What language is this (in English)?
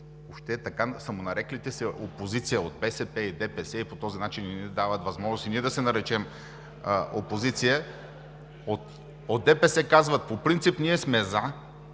Bulgarian